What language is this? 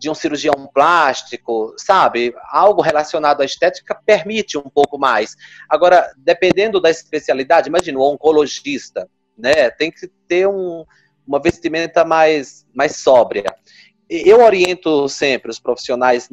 Portuguese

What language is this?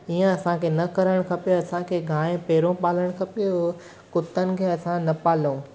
Sindhi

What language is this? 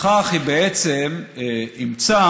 Hebrew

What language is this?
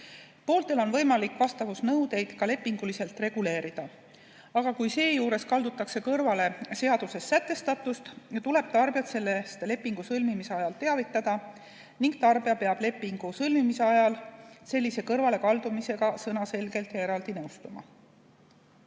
Estonian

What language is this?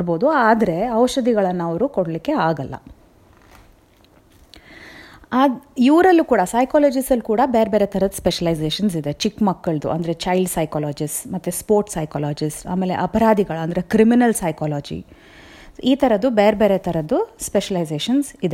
Telugu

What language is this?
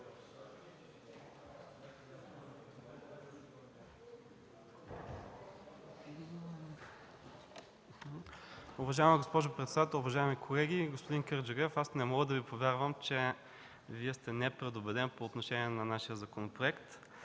Bulgarian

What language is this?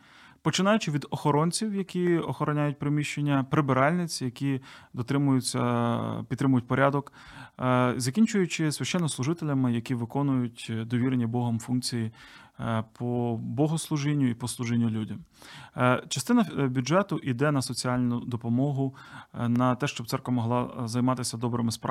Ukrainian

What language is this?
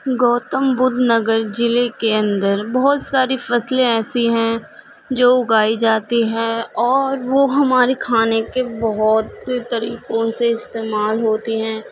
Urdu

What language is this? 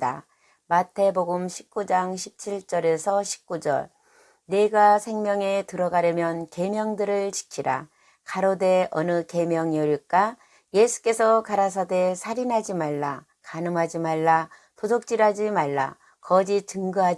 Korean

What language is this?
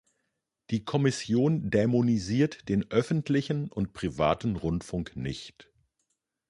German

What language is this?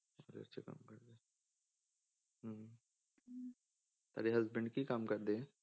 Punjabi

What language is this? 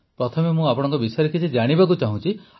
Odia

